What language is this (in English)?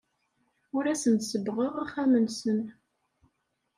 Kabyle